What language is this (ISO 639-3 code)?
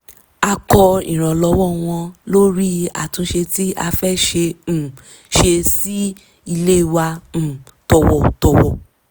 yor